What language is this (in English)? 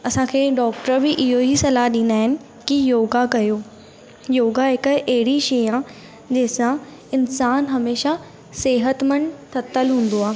Sindhi